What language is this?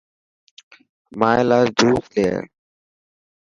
Dhatki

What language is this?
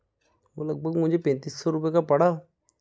Hindi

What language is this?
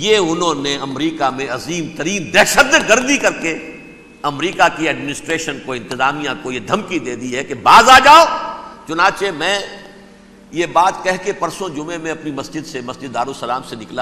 Urdu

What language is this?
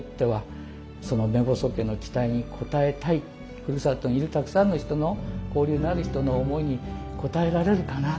Japanese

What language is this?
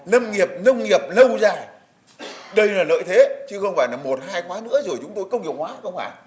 Vietnamese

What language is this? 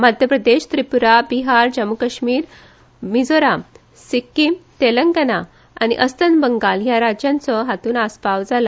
Konkani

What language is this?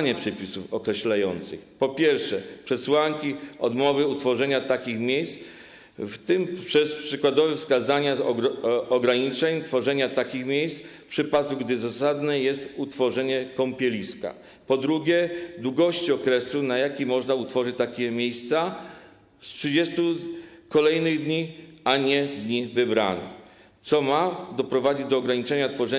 Polish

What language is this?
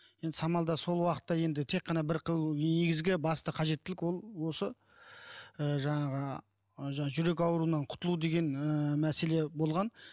Kazakh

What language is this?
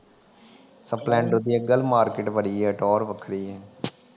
Punjabi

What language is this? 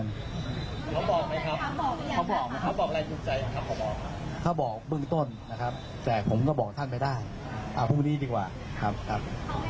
Thai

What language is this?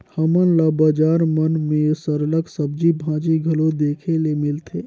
Chhattisgarhi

